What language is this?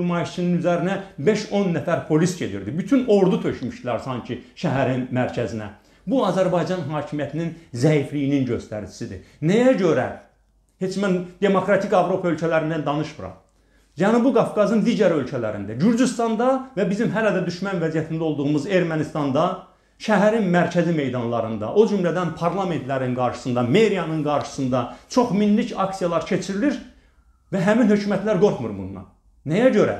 Turkish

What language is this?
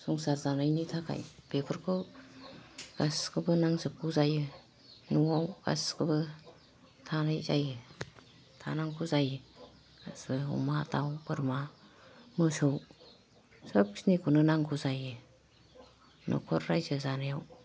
Bodo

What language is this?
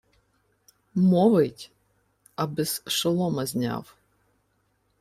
Ukrainian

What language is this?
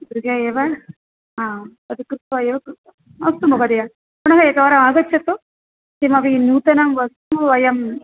Sanskrit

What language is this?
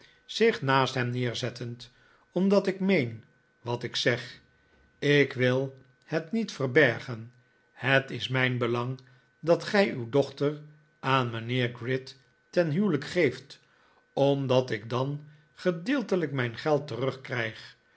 Dutch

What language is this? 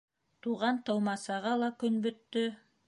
Bashkir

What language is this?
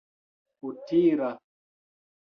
Esperanto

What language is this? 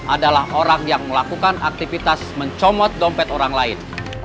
Indonesian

